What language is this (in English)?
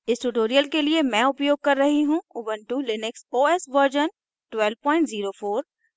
Hindi